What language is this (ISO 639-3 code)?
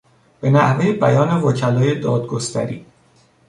fas